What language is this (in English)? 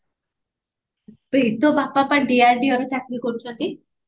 Odia